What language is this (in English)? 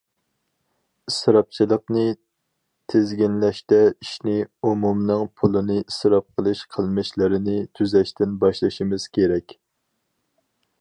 Uyghur